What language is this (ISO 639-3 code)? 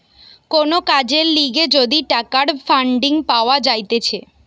ben